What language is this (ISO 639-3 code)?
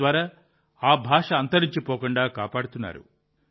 tel